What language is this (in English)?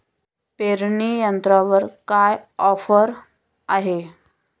Marathi